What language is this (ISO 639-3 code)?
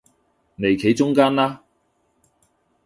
yue